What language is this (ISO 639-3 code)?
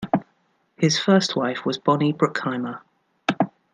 eng